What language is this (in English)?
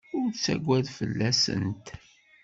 Kabyle